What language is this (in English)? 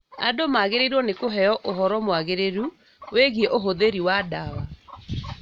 Kikuyu